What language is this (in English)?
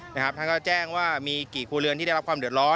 Thai